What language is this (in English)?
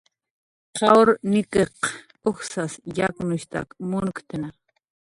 Jaqaru